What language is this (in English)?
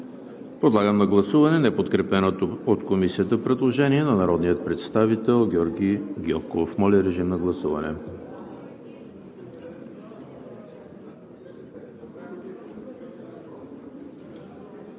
Bulgarian